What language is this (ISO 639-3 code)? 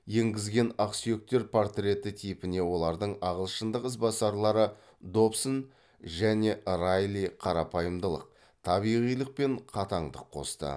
kaz